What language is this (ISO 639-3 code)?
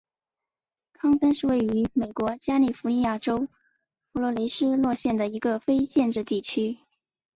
zho